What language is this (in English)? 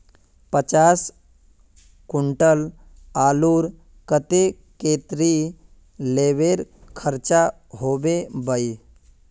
Magahi